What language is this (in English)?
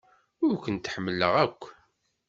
Kabyle